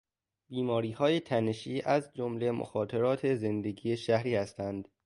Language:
Persian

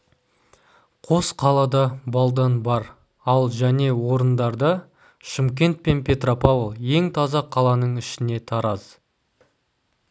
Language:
Kazakh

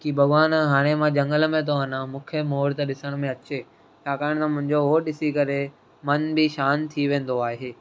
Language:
Sindhi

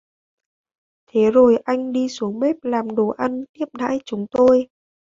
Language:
Vietnamese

